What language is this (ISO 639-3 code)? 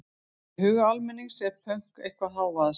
isl